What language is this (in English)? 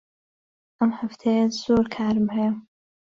Central Kurdish